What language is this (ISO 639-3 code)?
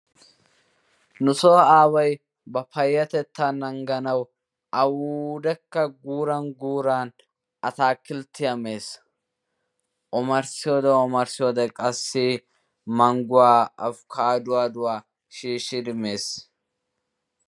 wal